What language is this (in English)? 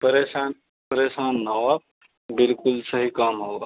Urdu